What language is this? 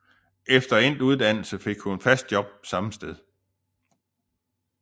Danish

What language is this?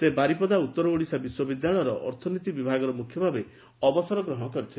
Odia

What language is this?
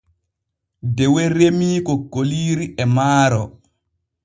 Borgu Fulfulde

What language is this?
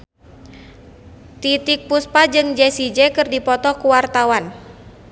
Sundanese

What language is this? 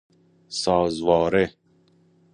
Persian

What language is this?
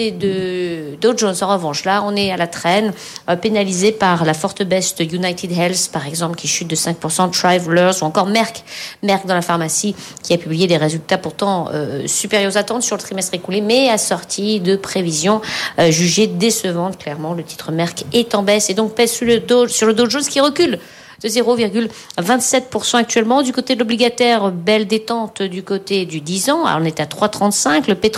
French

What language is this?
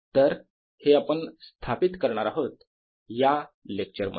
Marathi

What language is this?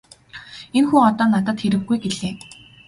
Mongolian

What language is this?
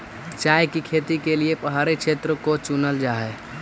Magahi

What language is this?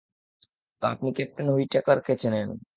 Bangla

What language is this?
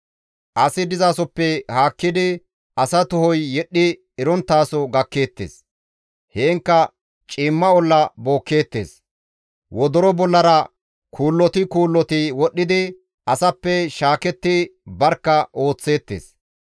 Gamo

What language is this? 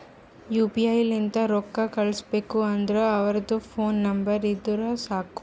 Kannada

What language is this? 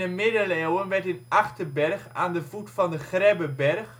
Dutch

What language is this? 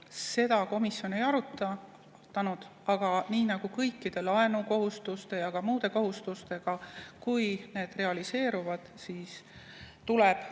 Estonian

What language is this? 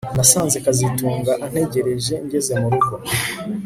Kinyarwanda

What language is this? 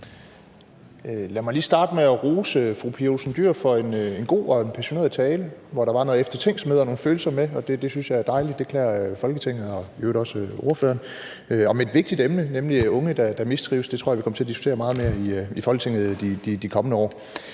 Danish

